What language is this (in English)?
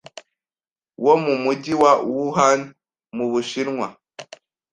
Kinyarwanda